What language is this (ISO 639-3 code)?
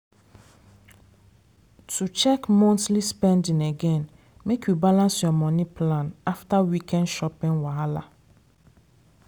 pcm